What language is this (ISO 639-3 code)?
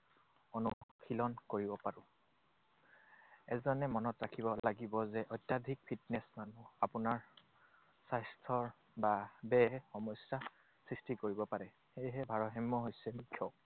asm